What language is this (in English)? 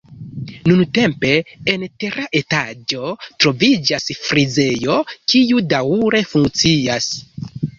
Esperanto